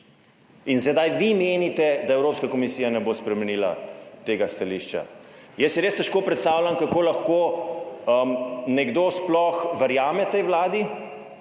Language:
Slovenian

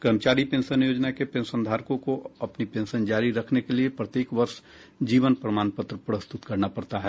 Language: Hindi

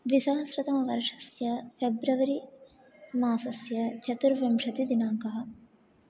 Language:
Sanskrit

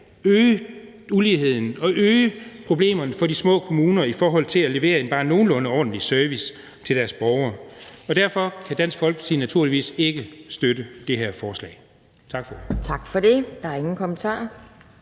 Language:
Danish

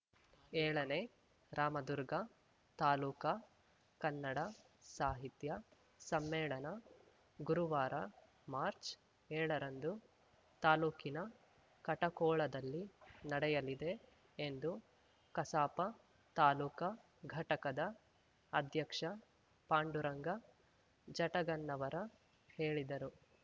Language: Kannada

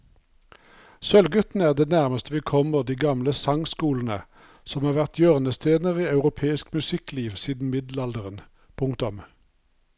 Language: Norwegian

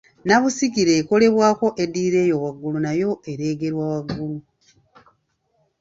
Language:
Ganda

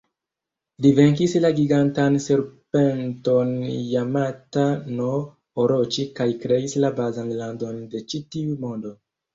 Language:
Esperanto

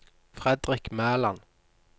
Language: Norwegian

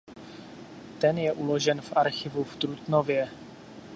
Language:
Czech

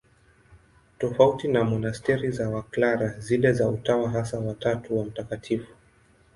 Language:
Swahili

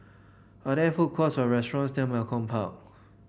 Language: English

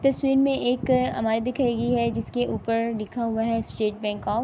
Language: Urdu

